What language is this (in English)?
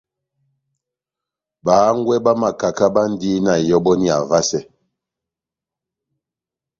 Batanga